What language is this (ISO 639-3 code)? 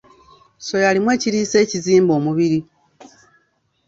lug